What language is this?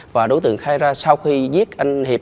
Vietnamese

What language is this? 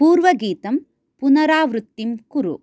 Sanskrit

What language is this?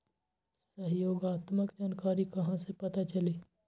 Magahi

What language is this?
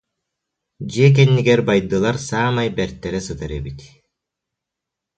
Yakut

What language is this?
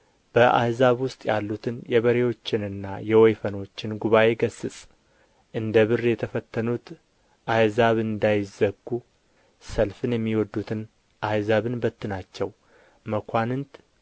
Amharic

